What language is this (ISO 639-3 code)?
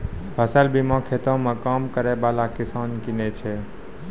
mai